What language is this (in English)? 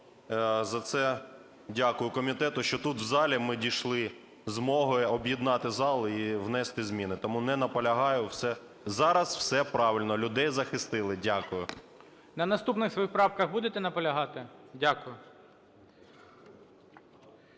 Ukrainian